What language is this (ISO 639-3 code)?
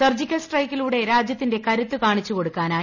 mal